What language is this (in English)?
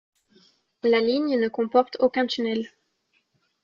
French